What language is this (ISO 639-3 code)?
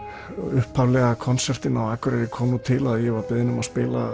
isl